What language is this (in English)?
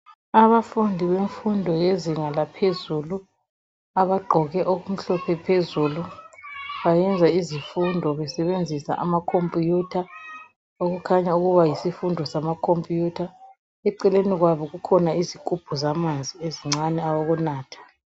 North Ndebele